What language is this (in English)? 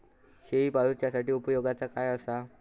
Marathi